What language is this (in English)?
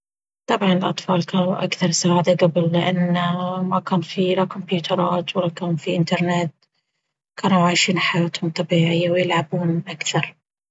Baharna Arabic